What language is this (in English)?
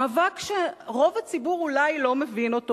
Hebrew